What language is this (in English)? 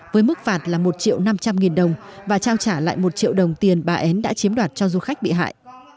Vietnamese